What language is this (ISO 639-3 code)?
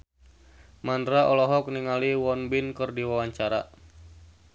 sun